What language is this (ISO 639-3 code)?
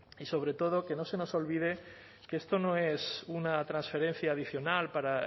spa